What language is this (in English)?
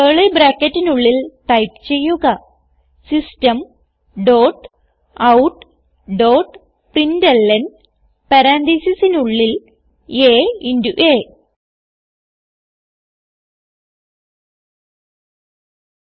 Malayalam